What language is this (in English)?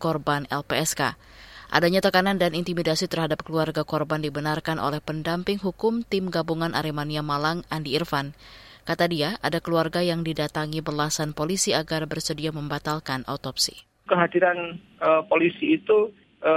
Indonesian